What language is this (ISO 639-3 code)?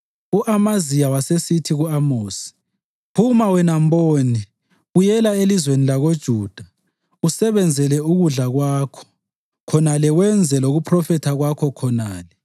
nde